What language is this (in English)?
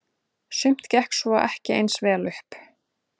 Icelandic